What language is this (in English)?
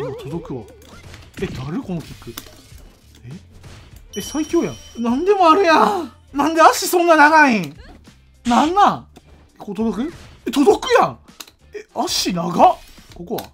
Japanese